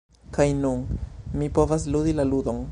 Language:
Esperanto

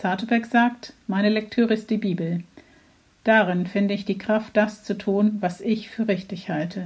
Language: German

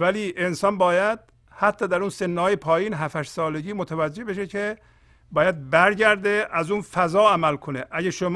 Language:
Persian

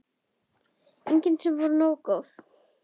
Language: Icelandic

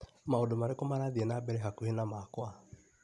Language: Kikuyu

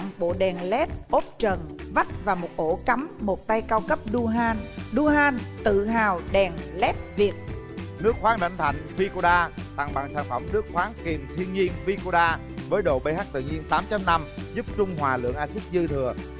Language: Vietnamese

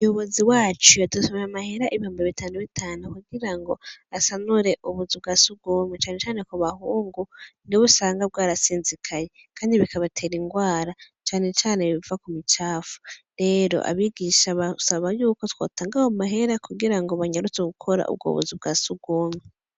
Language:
Rundi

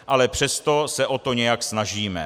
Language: Czech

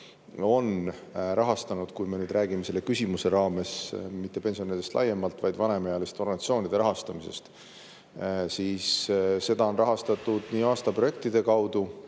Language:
Estonian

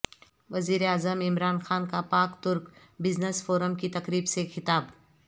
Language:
Urdu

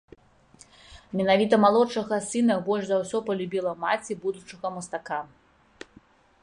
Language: Belarusian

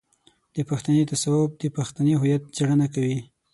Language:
Pashto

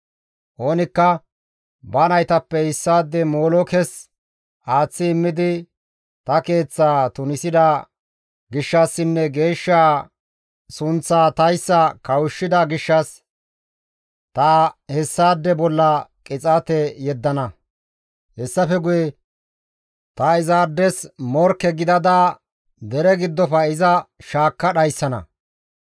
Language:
Gamo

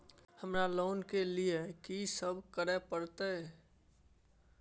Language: Maithili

